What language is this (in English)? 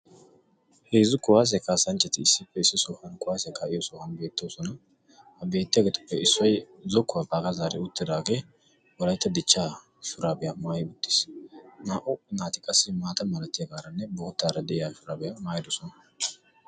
Wolaytta